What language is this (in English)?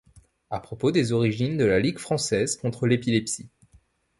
French